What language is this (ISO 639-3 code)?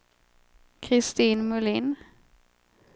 swe